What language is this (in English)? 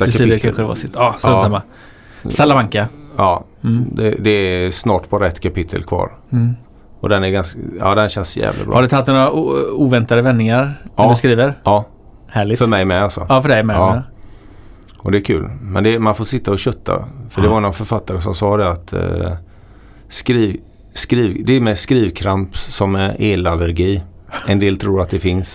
Swedish